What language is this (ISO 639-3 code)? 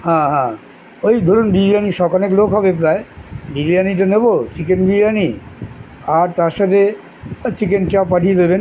ben